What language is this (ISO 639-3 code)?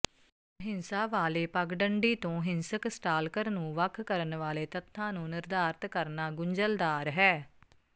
pan